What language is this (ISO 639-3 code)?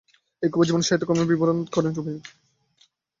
ben